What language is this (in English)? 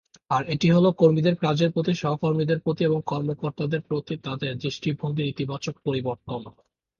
Bangla